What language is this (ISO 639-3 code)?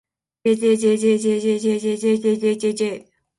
jpn